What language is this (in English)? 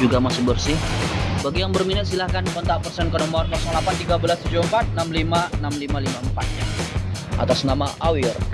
Indonesian